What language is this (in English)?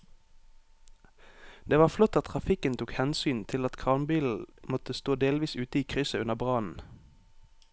Norwegian